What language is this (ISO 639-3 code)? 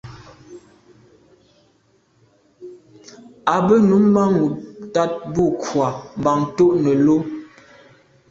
byv